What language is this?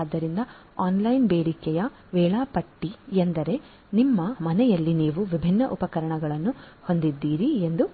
Kannada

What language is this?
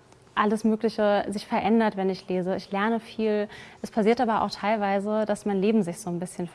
German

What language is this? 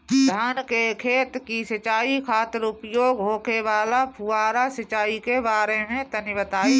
Bhojpuri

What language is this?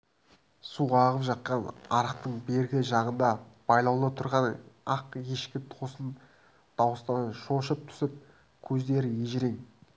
Kazakh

